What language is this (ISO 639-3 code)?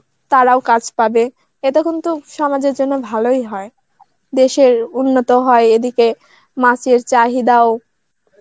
ben